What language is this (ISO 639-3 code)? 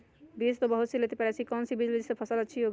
mag